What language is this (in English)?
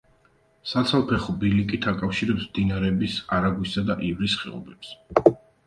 Georgian